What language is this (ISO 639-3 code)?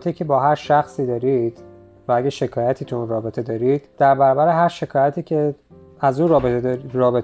fas